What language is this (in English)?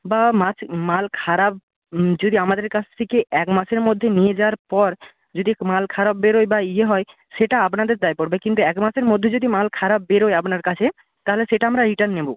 Bangla